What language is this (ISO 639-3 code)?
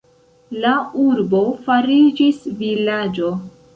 epo